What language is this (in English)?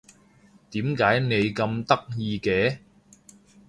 Cantonese